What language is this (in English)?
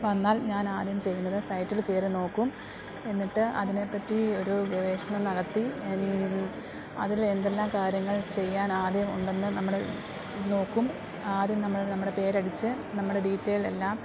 Malayalam